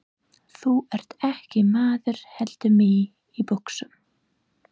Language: Icelandic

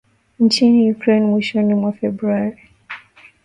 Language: Swahili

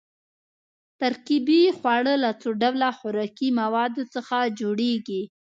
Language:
Pashto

